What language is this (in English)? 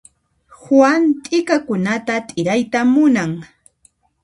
Puno Quechua